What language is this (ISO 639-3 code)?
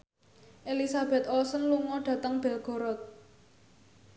jav